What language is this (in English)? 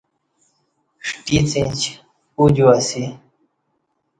Kati